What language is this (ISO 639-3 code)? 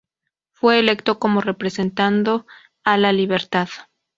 spa